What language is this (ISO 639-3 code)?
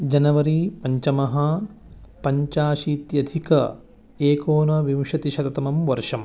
san